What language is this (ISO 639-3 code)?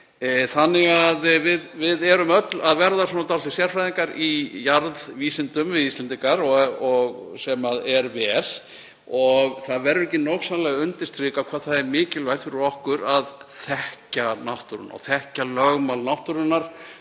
isl